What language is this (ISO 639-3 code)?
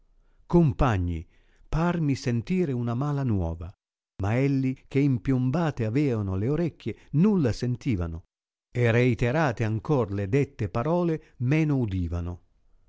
ita